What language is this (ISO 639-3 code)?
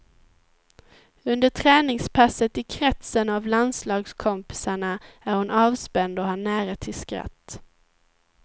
swe